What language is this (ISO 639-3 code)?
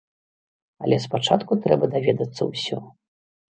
bel